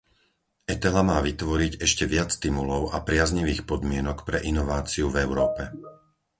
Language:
Slovak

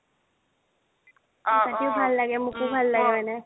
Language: Assamese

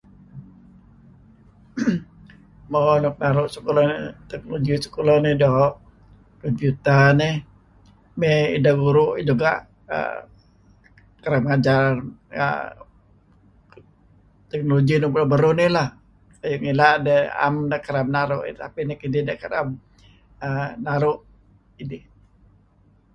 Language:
Kelabit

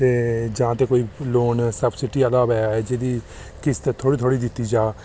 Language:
Dogri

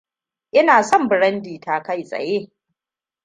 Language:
Hausa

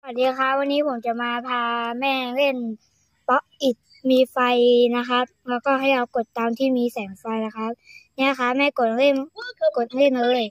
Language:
Thai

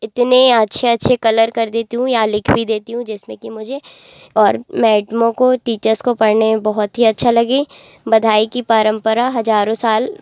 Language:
Hindi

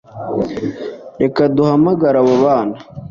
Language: Kinyarwanda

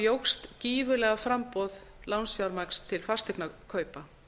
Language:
Icelandic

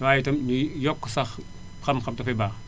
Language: Wolof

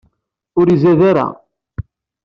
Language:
Kabyle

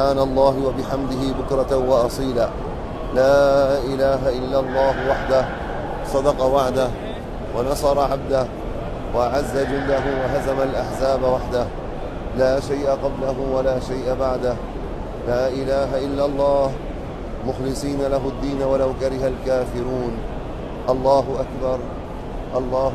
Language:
Arabic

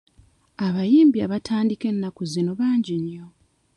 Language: Ganda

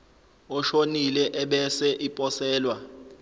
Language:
Zulu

